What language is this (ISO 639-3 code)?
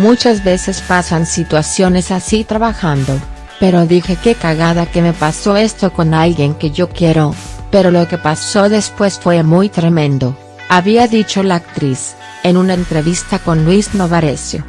spa